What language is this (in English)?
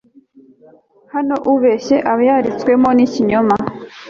Kinyarwanda